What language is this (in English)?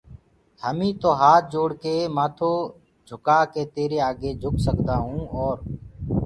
Gurgula